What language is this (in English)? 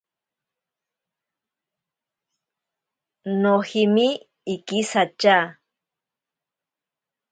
Ashéninka Perené